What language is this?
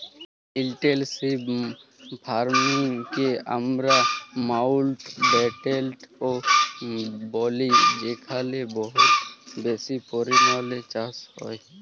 Bangla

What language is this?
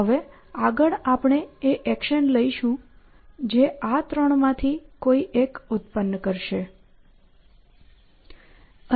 Gujarati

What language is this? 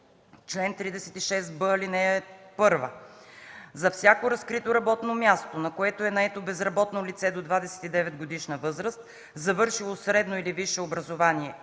Bulgarian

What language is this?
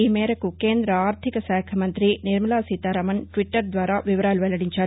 Telugu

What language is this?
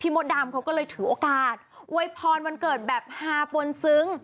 Thai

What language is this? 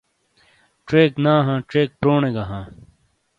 Shina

